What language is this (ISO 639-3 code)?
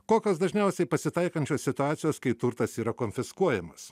lit